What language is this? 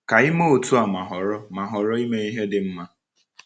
Igbo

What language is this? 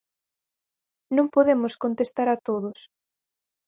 Galician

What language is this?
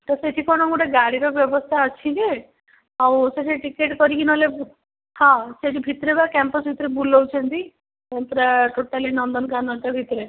Odia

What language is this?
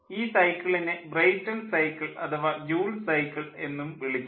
Malayalam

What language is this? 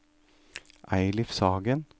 Norwegian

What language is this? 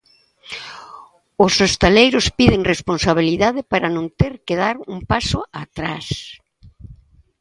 Galician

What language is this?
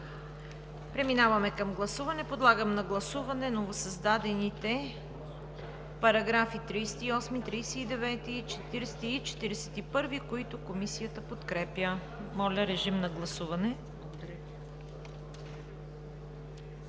Bulgarian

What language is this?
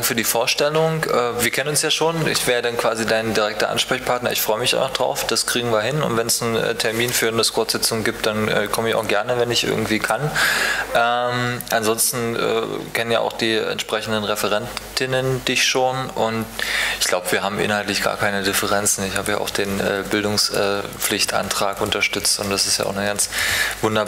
German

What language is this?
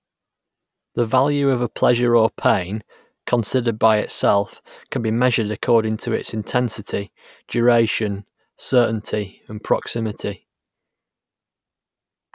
English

